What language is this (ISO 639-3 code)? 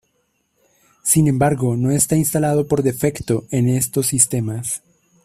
spa